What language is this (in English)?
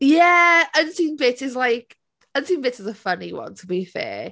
Welsh